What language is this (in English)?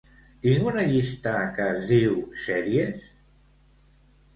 Catalan